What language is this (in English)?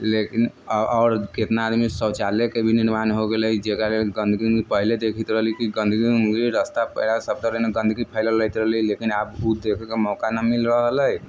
Maithili